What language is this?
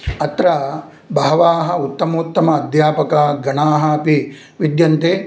Sanskrit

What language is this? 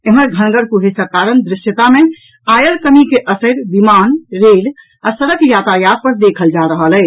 Maithili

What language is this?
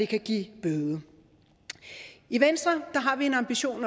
Danish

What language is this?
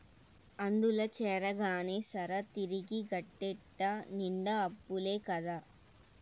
Telugu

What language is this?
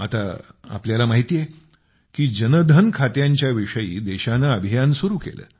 Marathi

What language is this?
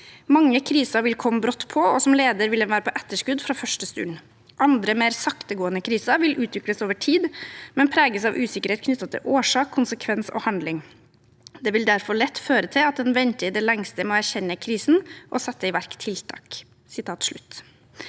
Norwegian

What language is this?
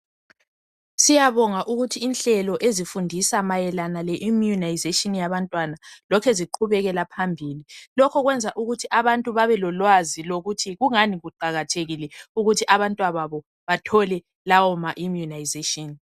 North Ndebele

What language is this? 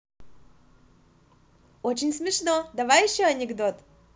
Russian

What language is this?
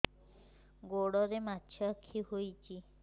Odia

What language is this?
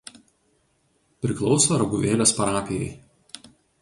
Lithuanian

